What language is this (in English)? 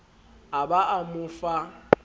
Southern Sotho